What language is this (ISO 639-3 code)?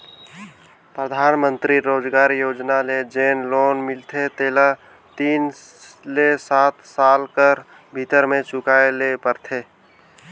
hne